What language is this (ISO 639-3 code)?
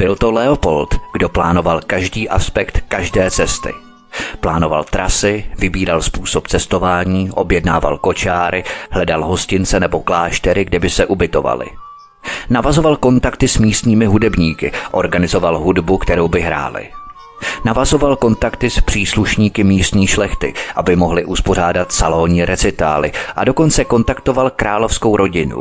ces